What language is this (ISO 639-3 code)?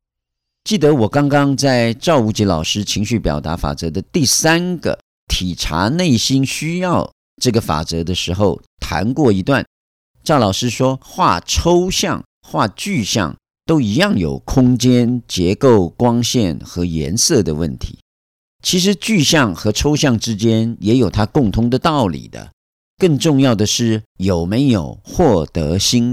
zho